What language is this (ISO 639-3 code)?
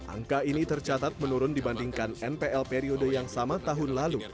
ind